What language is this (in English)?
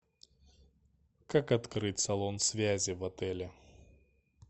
Russian